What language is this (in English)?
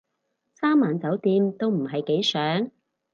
Cantonese